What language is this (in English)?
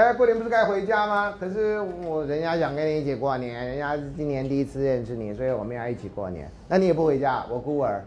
Chinese